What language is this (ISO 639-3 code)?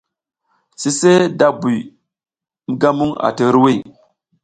giz